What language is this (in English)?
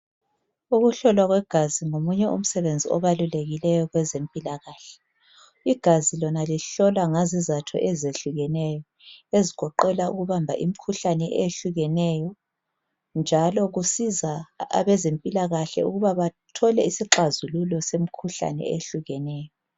North Ndebele